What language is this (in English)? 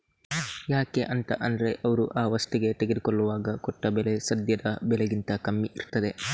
Kannada